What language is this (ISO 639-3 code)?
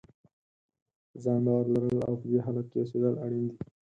pus